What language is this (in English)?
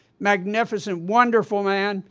English